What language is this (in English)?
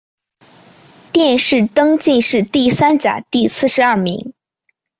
Chinese